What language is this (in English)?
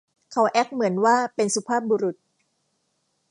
Thai